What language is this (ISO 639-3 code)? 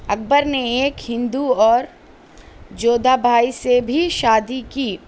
urd